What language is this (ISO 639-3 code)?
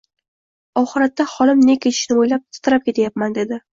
uzb